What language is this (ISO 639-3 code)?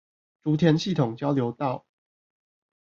zho